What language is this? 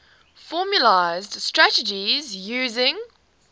English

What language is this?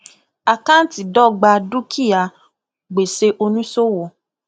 Yoruba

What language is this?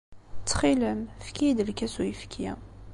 Kabyle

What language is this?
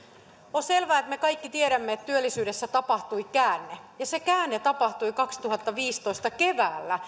Finnish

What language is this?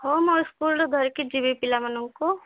Odia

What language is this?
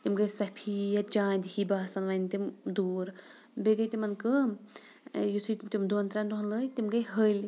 Kashmiri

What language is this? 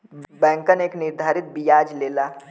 Bhojpuri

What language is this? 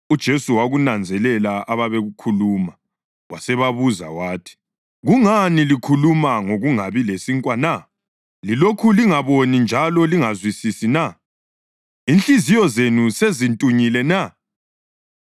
North Ndebele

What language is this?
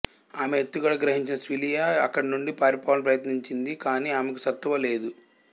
Telugu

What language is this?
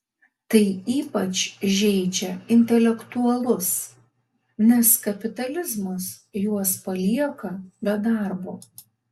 Lithuanian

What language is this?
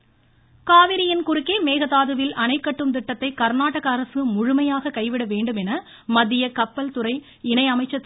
Tamil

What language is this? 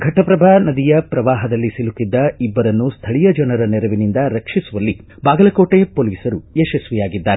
Kannada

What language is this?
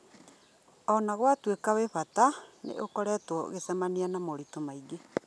Kikuyu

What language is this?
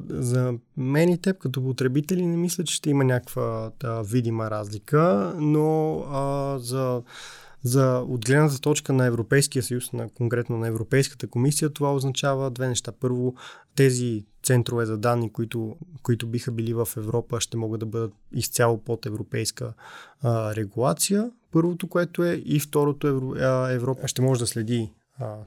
Bulgarian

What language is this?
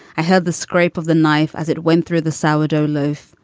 English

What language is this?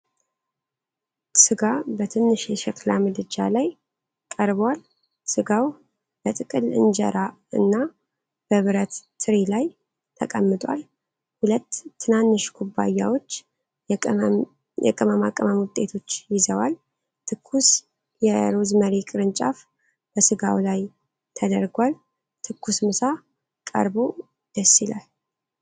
Amharic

